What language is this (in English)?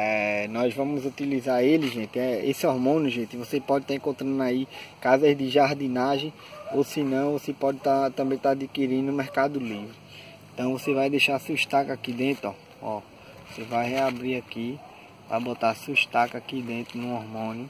Portuguese